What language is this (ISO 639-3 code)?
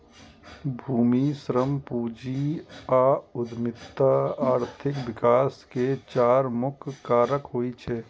mai